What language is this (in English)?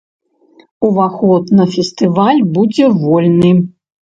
Belarusian